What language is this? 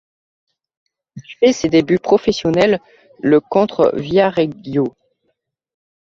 French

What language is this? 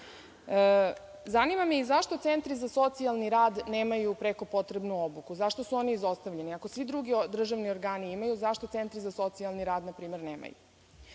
Serbian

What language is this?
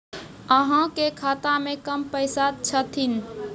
Maithili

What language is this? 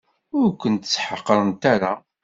Kabyle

